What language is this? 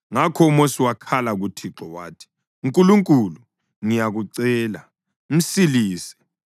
North Ndebele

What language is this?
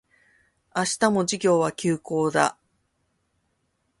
Japanese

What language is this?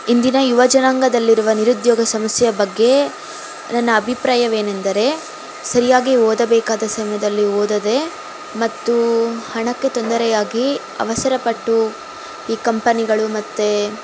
Kannada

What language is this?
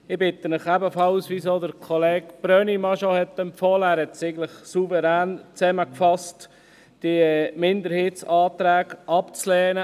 Swiss German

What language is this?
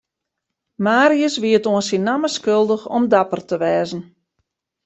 Western Frisian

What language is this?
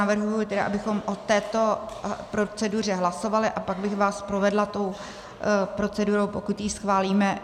Czech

